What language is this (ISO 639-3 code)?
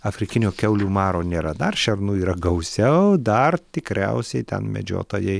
lit